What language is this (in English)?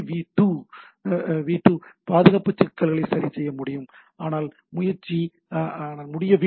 Tamil